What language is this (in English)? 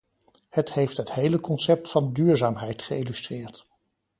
Dutch